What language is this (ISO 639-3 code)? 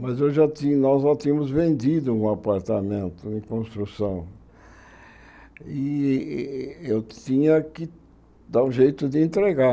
por